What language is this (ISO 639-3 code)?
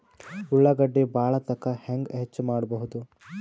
kan